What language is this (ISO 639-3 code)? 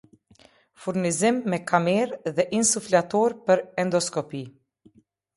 sqi